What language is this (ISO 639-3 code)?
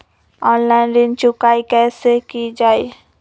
mag